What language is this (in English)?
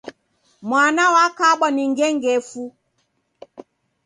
Taita